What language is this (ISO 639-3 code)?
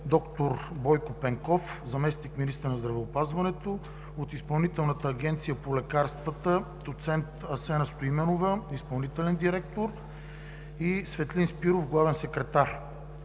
bul